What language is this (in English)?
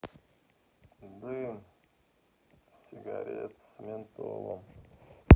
Russian